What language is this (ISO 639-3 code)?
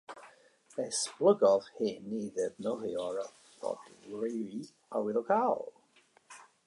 cym